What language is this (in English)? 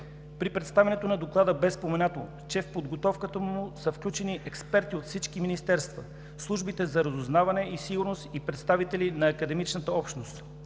Bulgarian